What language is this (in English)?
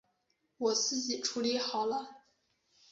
Chinese